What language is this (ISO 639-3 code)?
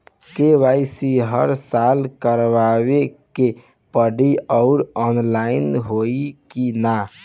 bho